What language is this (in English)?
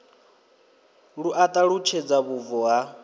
Venda